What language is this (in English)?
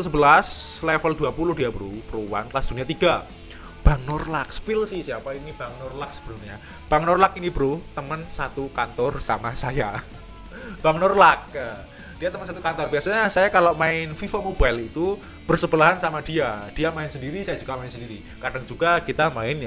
Indonesian